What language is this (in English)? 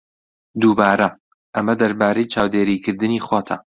Central Kurdish